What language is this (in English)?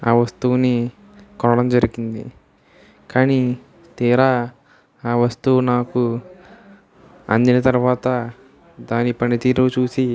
Telugu